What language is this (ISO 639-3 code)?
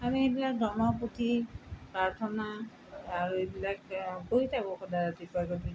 asm